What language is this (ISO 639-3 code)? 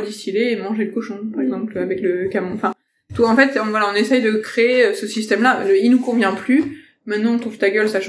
fra